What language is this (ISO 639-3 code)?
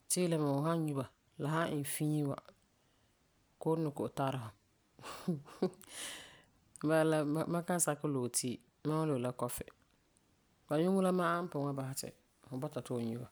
gur